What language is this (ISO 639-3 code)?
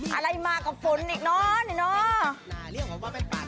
tha